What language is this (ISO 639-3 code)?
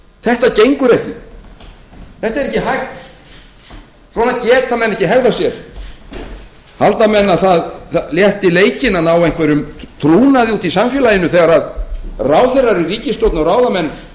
isl